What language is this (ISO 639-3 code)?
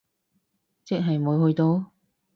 yue